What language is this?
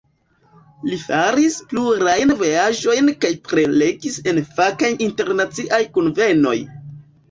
Esperanto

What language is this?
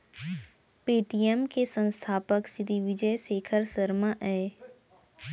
Chhattisgarhi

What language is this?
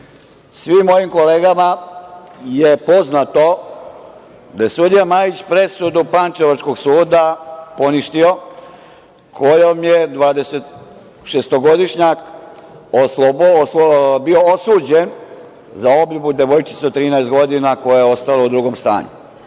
Serbian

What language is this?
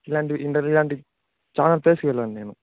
Telugu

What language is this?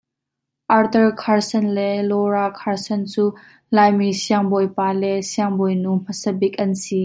Hakha Chin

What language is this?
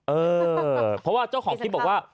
Thai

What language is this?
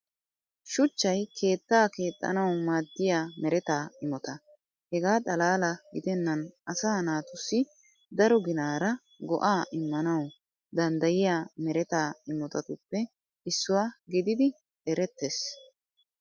Wolaytta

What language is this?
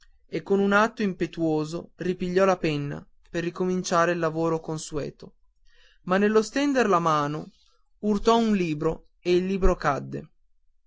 Italian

